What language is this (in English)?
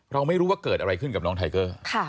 Thai